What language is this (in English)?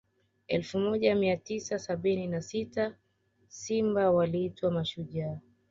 Swahili